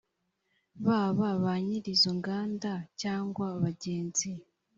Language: Kinyarwanda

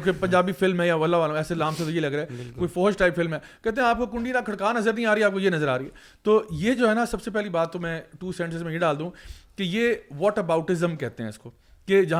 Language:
Urdu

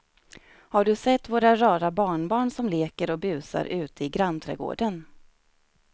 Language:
Swedish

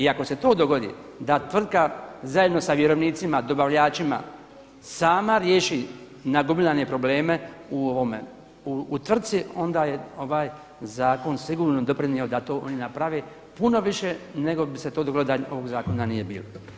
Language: Croatian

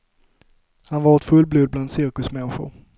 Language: Swedish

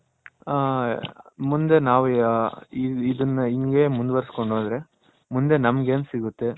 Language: Kannada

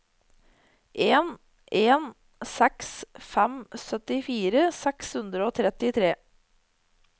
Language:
Norwegian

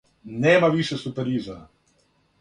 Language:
Serbian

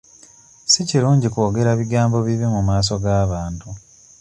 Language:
Ganda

